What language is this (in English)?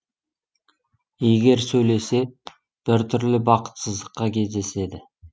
Kazakh